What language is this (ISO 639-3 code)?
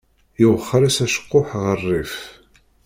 kab